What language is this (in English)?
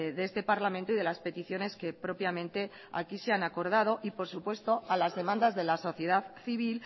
Spanish